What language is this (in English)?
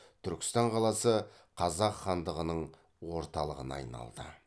Kazakh